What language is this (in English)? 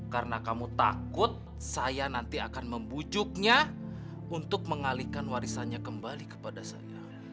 Indonesian